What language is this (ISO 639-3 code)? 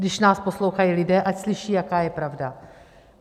ces